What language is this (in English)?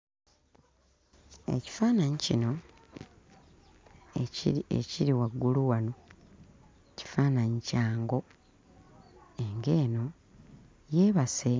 Ganda